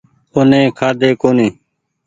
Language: Goaria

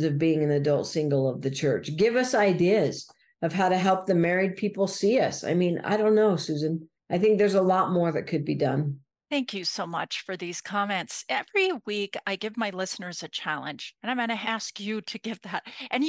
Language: English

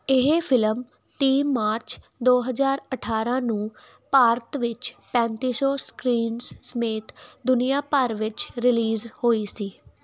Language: Punjabi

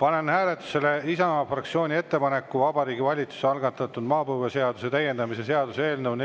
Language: Estonian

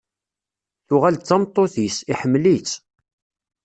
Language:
Kabyle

